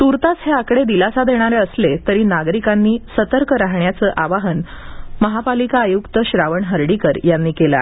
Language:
Marathi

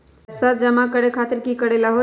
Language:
Magahi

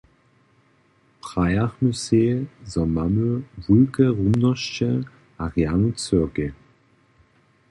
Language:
Upper Sorbian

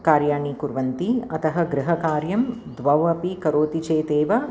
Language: Sanskrit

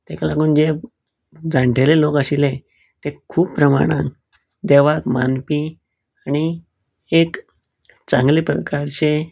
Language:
Konkani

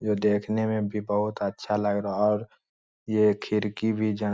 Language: Magahi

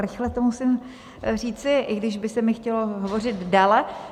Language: Czech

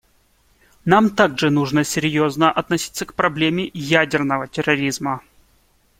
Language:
Russian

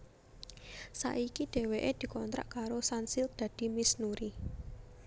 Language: Javanese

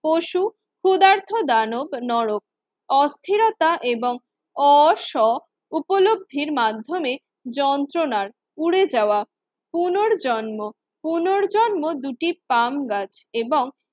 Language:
Bangla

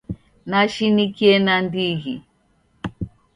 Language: Taita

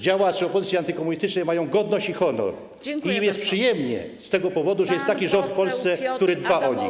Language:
Polish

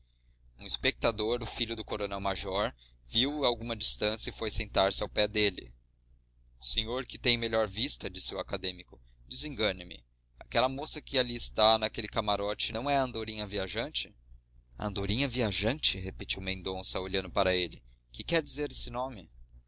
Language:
Portuguese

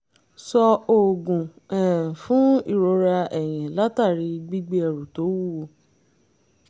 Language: Yoruba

